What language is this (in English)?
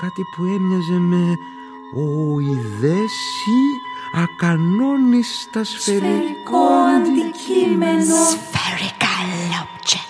Greek